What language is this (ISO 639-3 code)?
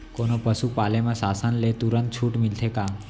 hne